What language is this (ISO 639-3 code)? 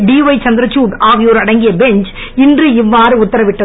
tam